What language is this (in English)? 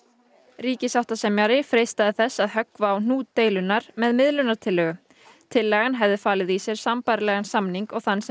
Icelandic